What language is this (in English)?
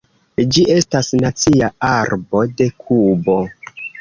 Esperanto